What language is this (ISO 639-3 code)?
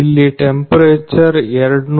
kan